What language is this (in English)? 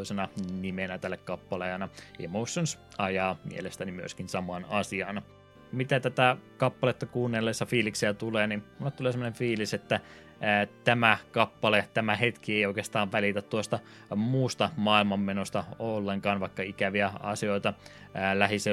Finnish